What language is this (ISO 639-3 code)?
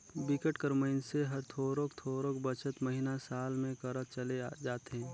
hne